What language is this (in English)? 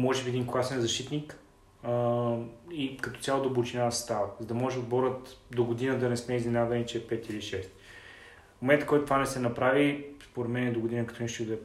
Bulgarian